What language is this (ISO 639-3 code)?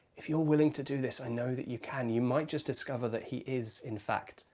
eng